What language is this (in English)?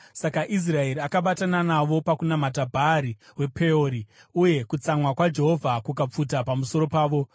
Shona